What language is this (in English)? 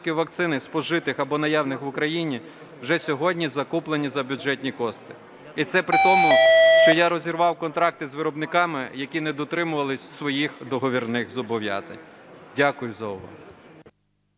Ukrainian